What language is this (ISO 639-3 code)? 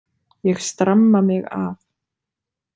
isl